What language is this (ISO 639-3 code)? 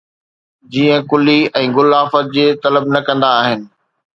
snd